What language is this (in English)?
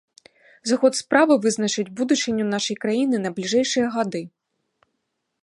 Belarusian